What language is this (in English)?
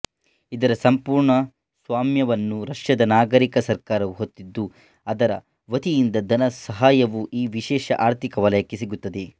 Kannada